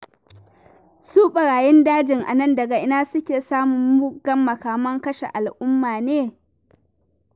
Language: Hausa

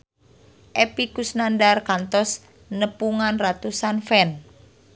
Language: Sundanese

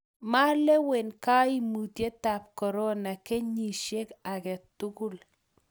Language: Kalenjin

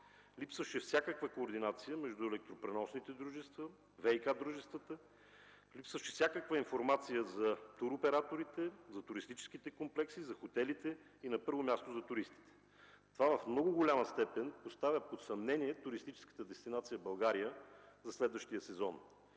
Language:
Bulgarian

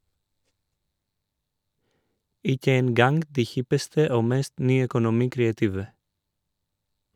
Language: Norwegian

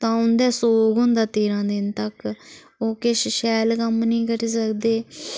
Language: Dogri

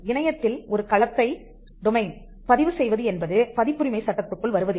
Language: Tamil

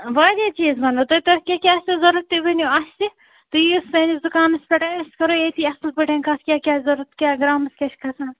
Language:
Kashmiri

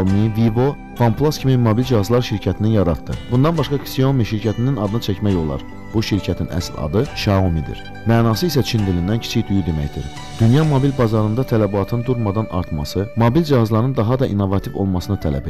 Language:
Turkish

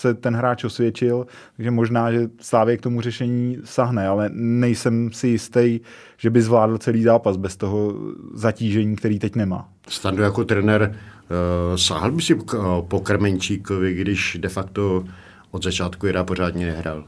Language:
Czech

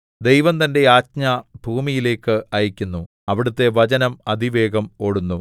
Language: Malayalam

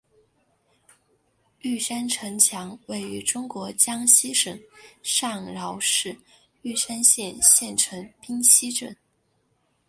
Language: Chinese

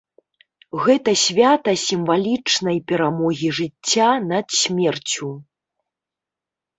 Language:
Belarusian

